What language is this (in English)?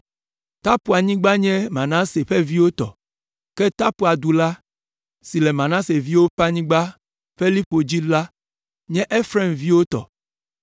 Ewe